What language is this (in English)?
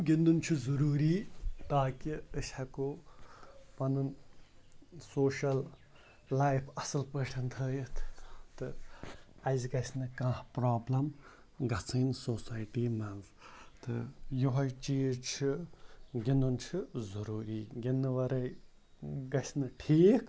Kashmiri